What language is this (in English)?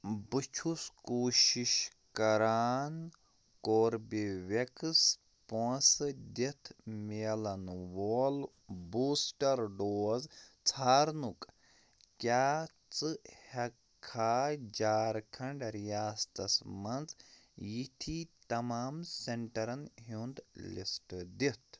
Kashmiri